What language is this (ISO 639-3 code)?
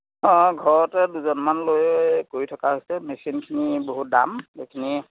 asm